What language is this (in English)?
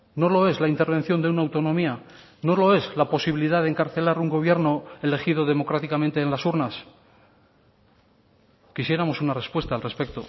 Spanish